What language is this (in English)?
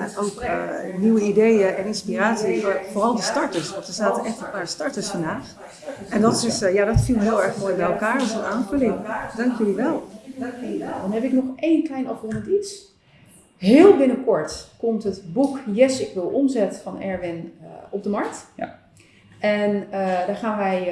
Dutch